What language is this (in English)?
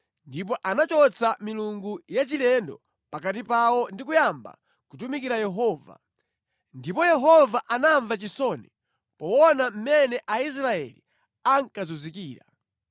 Nyanja